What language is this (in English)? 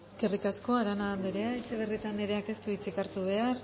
Basque